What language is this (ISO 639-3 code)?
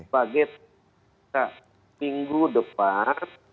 ind